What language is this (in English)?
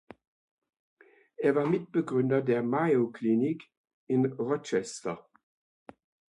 German